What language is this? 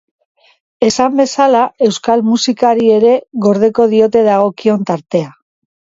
Basque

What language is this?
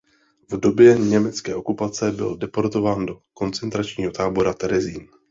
Czech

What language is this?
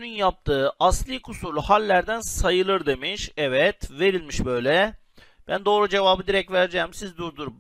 Turkish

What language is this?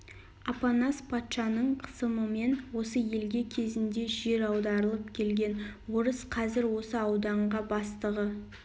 Kazakh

